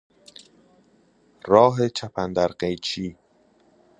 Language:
Persian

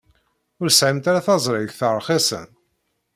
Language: Kabyle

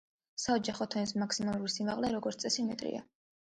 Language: Georgian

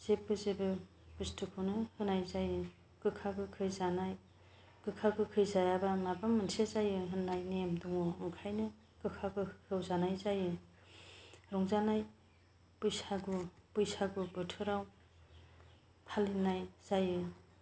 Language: Bodo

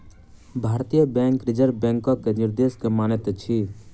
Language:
Maithili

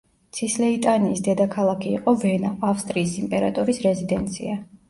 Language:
Georgian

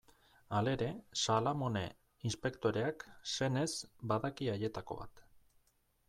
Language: Basque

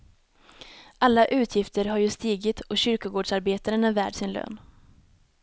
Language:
Swedish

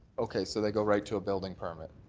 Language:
English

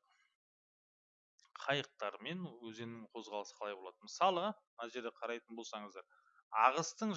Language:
Turkish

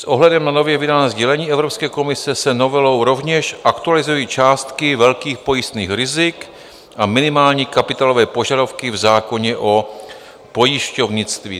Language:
Czech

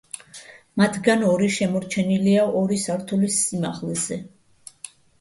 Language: Georgian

